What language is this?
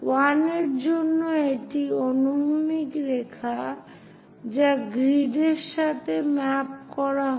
Bangla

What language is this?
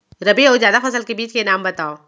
Chhattisgarhi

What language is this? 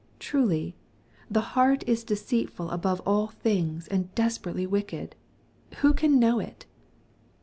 English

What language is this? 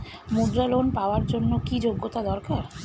Bangla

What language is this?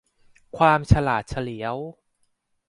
Thai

